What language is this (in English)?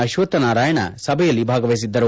Kannada